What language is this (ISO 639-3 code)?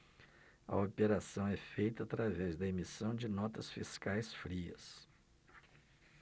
por